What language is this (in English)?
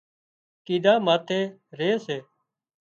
Wadiyara Koli